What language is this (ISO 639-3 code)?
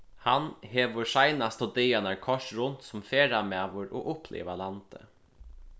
fao